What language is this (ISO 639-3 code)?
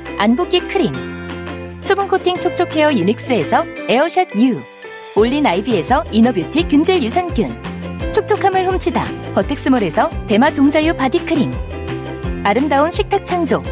kor